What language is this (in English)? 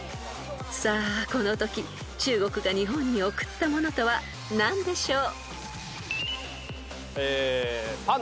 Japanese